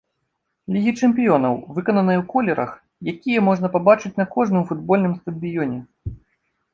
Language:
Belarusian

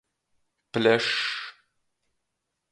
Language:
Latgalian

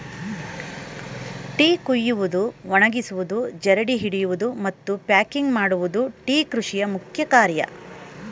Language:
Kannada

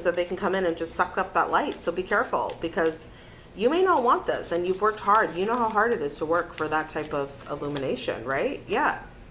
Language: English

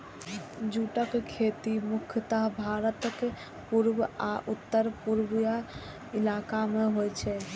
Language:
Maithili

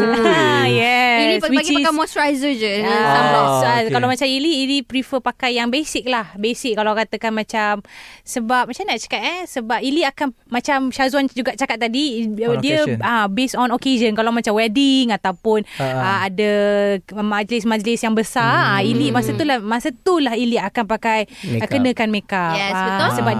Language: Malay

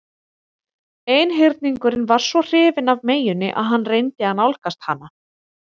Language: Icelandic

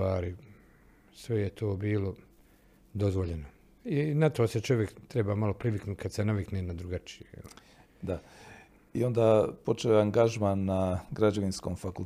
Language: Croatian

